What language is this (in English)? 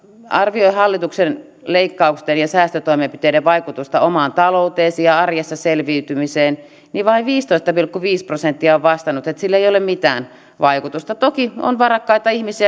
Finnish